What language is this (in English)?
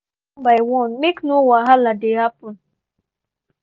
Nigerian Pidgin